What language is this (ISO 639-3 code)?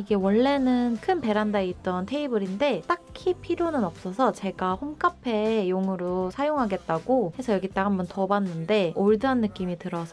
kor